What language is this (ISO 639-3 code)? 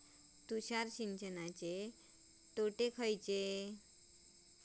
mar